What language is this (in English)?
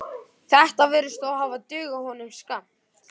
Icelandic